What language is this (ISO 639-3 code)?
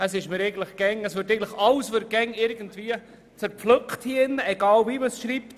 gsw